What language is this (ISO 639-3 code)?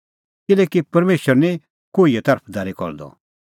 kfx